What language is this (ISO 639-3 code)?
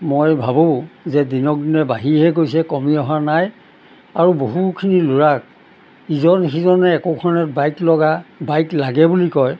asm